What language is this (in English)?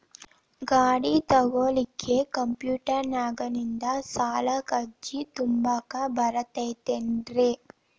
Kannada